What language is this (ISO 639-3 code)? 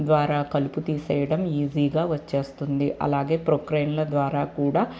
tel